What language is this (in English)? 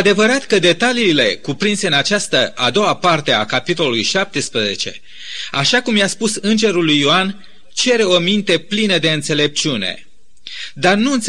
Romanian